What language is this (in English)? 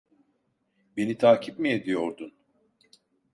Turkish